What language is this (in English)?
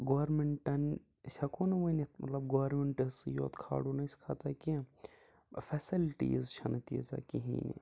Kashmiri